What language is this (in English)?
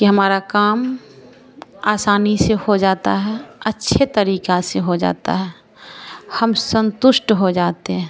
Hindi